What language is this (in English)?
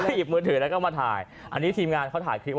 Thai